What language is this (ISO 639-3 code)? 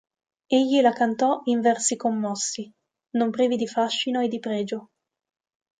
ita